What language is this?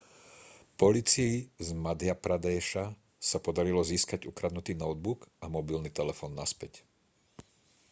Slovak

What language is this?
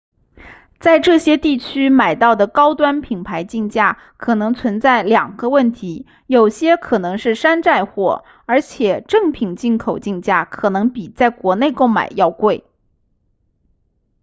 Chinese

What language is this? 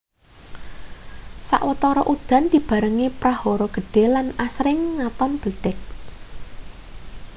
Javanese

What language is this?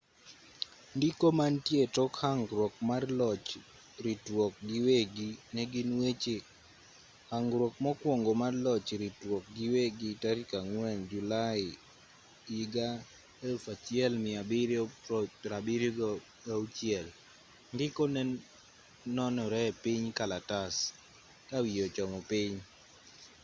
Luo (Kenya and Tanzania)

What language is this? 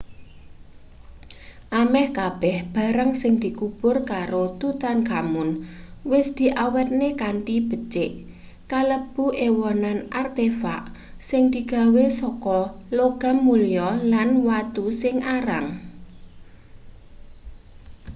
Javanese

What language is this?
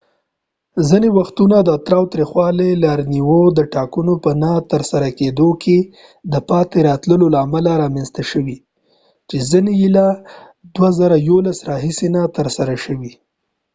Pashto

